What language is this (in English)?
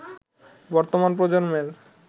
Bangla